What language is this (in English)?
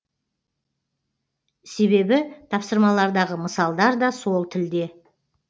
Kazakh